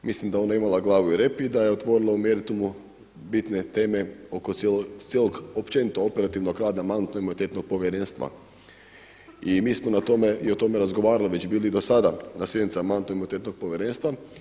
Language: Croatian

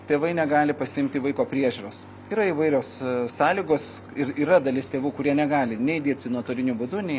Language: Lithuanian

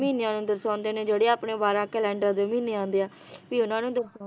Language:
Punjabi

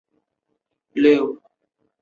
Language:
Chinese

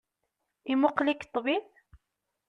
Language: Kabyle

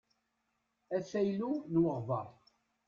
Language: Kabyle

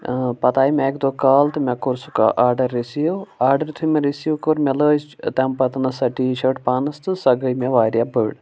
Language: Kashmiri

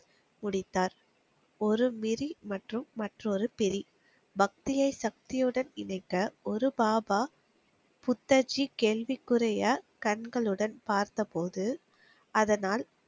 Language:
Tamil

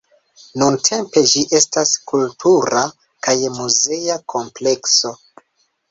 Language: Esperanto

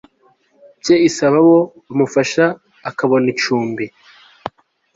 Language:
Kinyarwanda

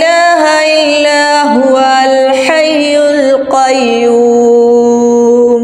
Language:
Arabic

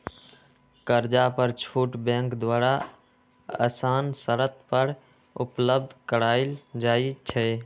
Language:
Magahi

